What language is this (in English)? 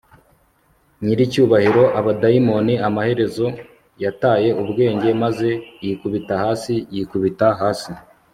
Kinyarwanda